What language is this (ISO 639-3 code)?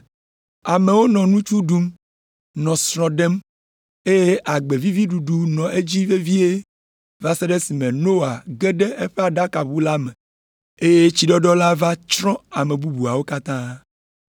ewe